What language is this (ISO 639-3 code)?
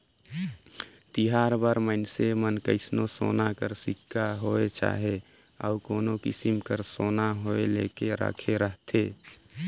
hne